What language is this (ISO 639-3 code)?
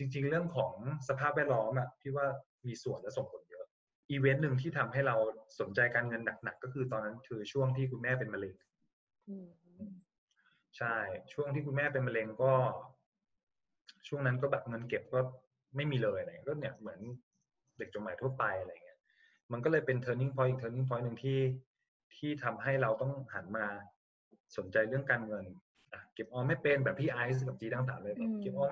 tha